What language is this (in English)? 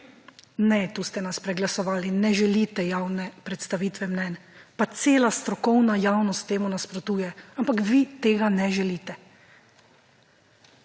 Slovenian